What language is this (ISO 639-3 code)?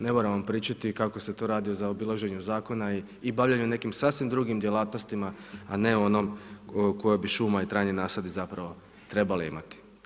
hrv